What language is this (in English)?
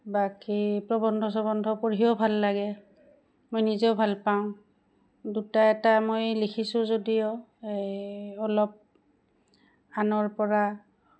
Assamese